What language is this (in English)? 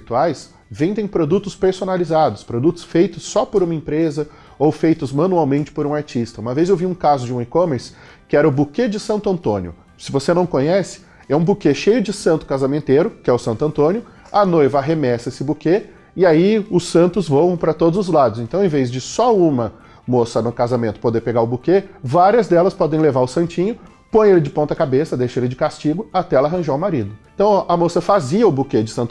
Portuguese